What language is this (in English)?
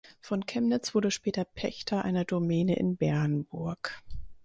German